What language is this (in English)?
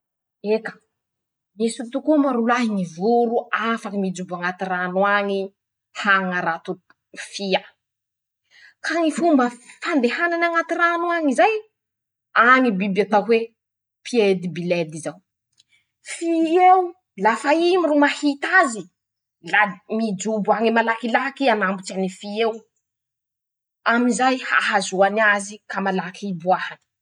Masikoro Malagasy